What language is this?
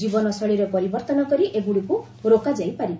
Odia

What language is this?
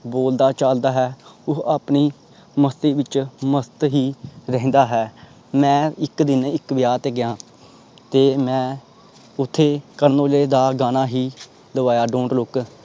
Punjabi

